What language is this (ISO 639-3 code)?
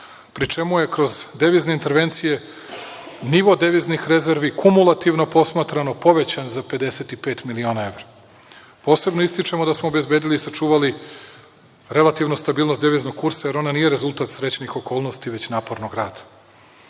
srp